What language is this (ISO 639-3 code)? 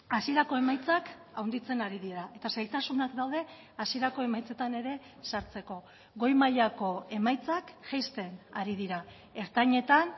eus